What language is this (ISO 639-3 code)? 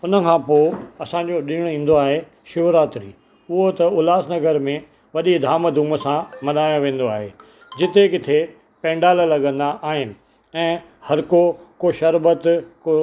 snd